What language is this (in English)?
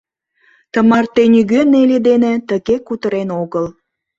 Mari